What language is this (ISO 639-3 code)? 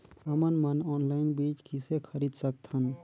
hne